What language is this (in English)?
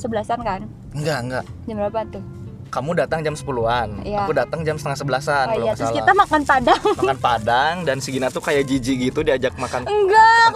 Indonesian